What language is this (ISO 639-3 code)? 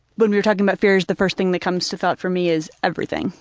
eng